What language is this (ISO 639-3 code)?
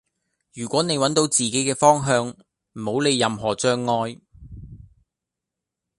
yue